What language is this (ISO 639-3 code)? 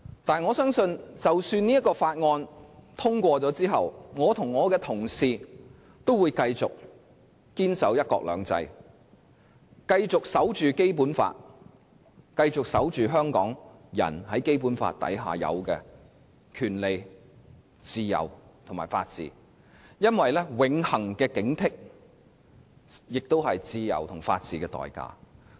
yue